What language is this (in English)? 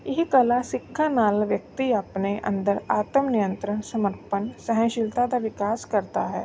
Punjabi